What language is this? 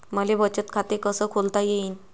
Marathi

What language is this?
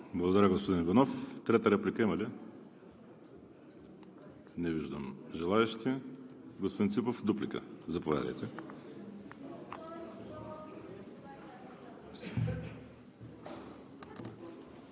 Bulgarian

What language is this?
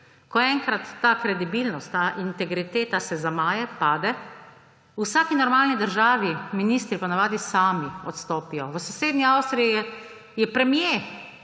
Slovenian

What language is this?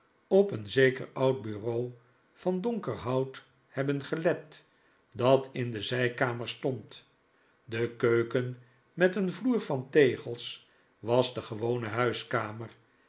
Dutch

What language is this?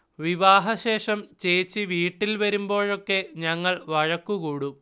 Malayalam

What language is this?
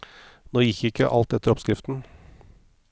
Norwegian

